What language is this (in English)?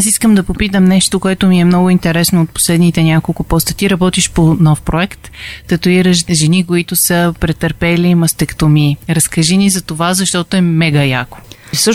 Bulgarian